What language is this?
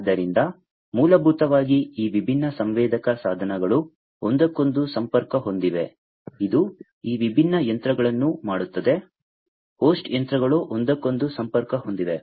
Kannada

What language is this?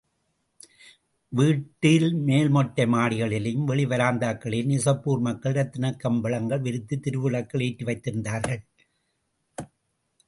Tamil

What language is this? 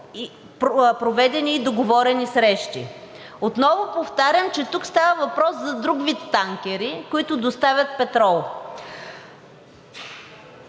Bulgarian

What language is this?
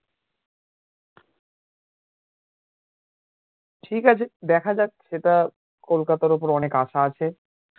Bangla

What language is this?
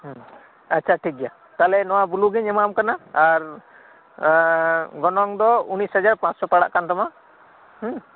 Santali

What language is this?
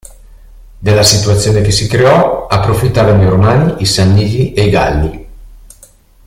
Italian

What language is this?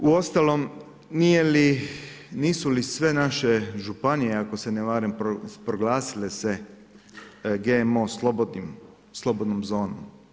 Croatian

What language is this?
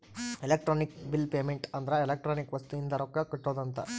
Kannada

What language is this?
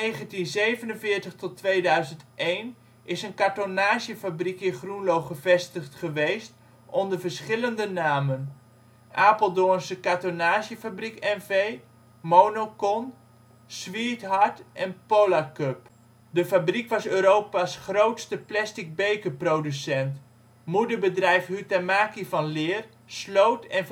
Dutch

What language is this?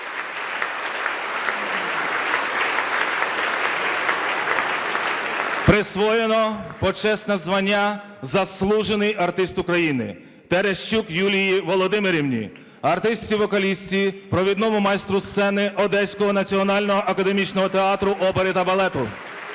Ukrainian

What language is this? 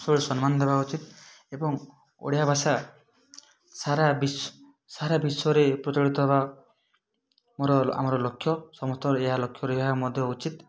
Odia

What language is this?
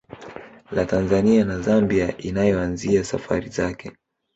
Swahili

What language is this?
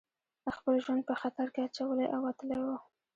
Pashto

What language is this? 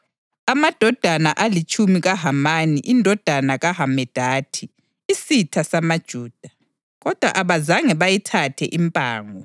North Ndebele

